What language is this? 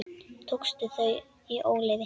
Icelandic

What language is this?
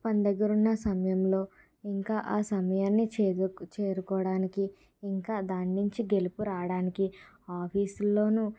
Telugu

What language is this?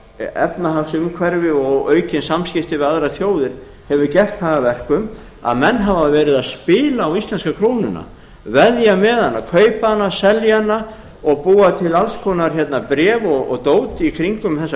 Icelandic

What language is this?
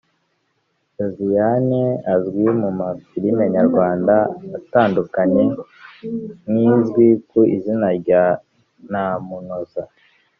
Kinyarwanda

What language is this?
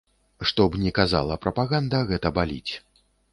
Belarusian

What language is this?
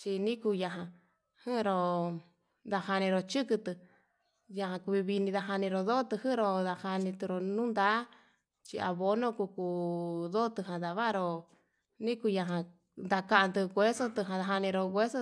Yutanduchi Mixtec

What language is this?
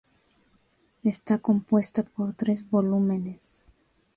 Spanish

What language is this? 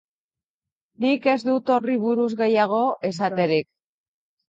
Basque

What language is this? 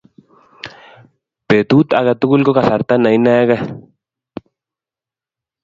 Kalenjin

